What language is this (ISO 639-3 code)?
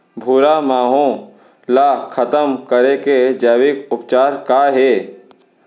hne